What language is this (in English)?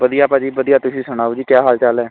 Punjabi